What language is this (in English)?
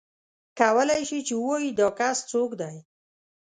Pashto